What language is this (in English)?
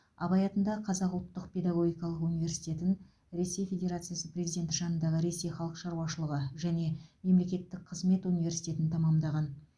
Kazakh